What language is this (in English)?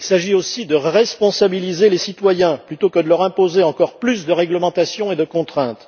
French